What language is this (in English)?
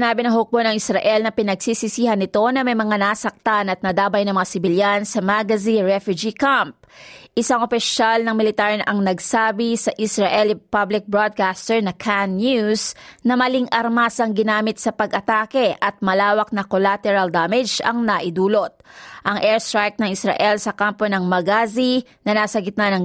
Filipino